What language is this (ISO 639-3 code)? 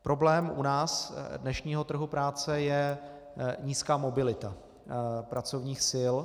ces